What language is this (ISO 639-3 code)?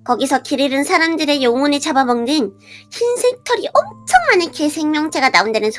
kor